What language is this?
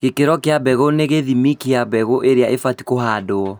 Kikuyu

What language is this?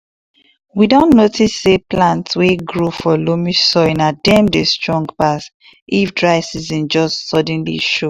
Nigerian Pidgin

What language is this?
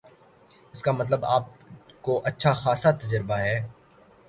Urdu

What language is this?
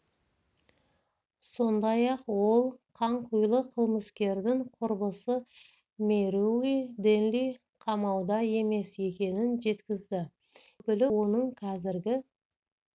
Kazakh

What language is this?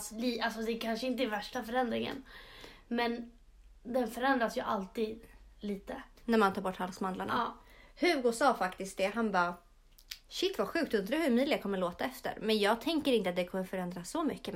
Swedish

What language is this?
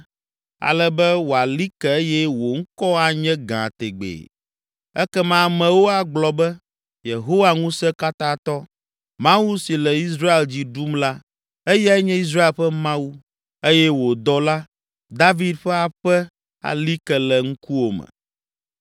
Ewe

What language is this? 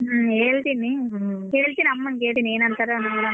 Kannada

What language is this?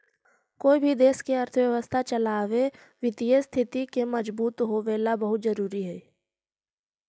Magahi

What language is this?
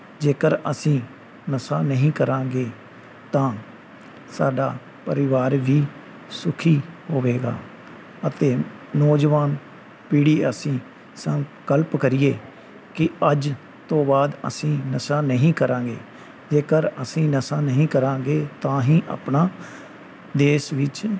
Punjabi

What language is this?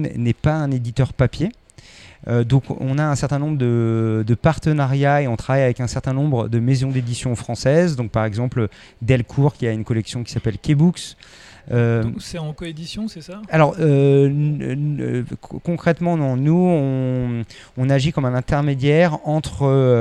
French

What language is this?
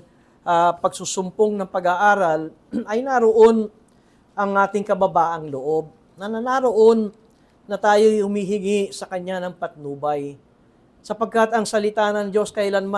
Filipino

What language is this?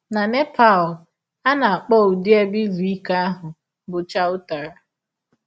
Igbo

